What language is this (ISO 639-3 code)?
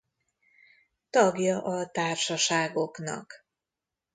hun